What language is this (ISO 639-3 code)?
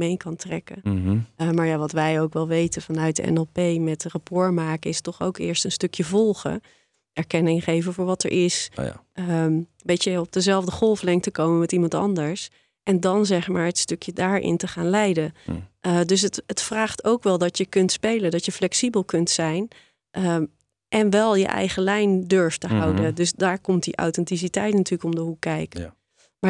nld